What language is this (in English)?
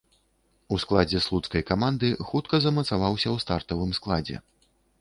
Belarusian